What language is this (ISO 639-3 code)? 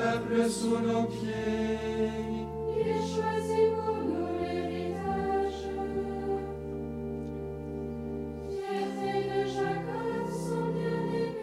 fra